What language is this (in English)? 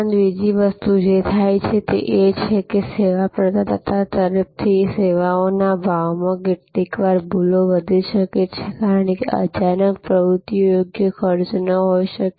Gujarati